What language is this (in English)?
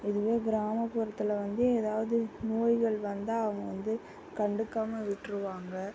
Tamil